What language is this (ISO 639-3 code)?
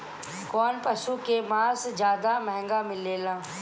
bho